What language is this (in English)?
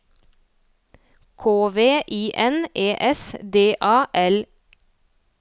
Norwegian